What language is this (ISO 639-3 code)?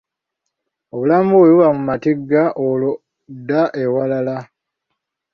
lug